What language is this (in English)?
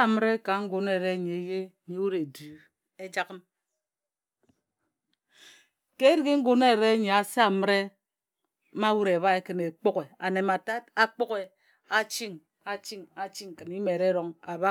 Ejagham